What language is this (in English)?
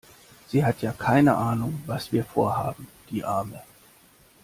German